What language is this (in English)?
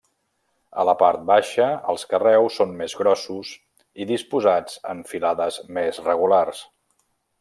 Catalan